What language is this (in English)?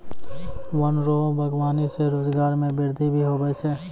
Maithili